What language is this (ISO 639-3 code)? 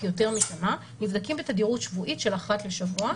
heb